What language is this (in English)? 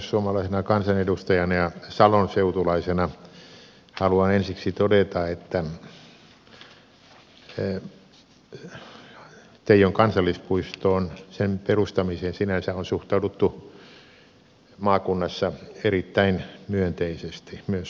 Finnish